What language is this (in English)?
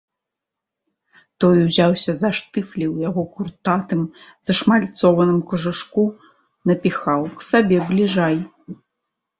Belarusian